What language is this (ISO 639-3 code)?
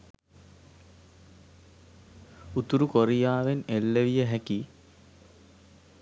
sin